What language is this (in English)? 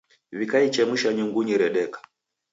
Taita